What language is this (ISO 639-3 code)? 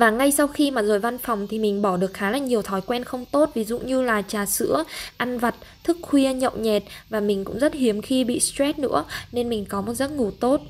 vie